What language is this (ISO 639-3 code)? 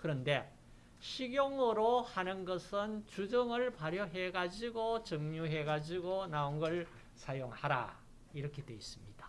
kor